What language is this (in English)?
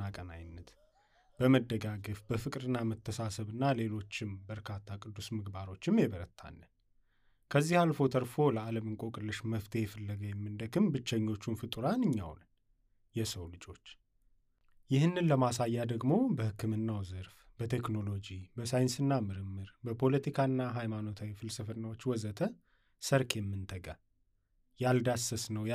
Amharic